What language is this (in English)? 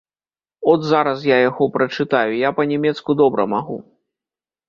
Belarusian